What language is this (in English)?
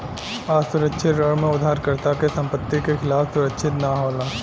Bhojpuri